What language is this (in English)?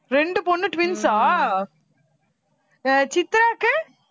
Tamil